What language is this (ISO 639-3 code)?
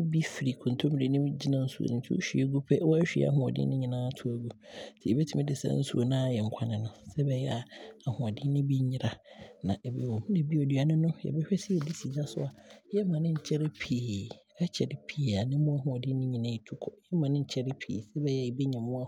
abr